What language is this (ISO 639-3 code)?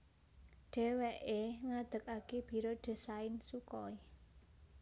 jav